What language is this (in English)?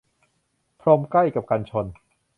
Thai